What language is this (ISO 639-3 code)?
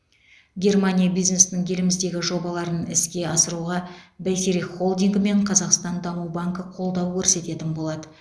kaz